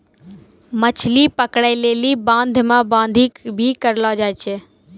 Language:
Maithili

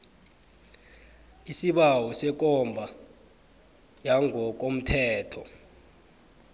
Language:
South Ndebele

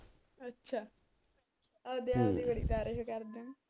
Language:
Punjabi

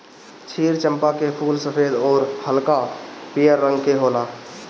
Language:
Bhojpuri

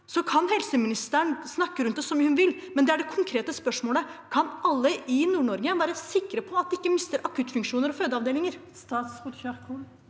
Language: Norwegian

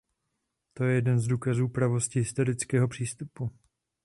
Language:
Czech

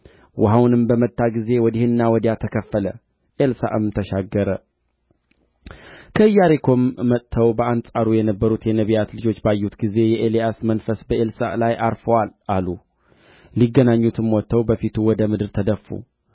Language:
Amharic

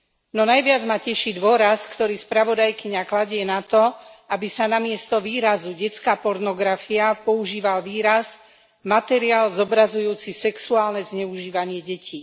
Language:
Slovak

